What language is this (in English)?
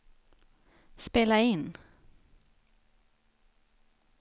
Swedish